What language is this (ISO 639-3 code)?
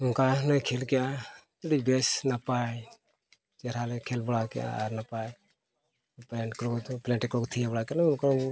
sat